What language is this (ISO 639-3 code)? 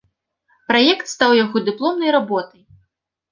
bel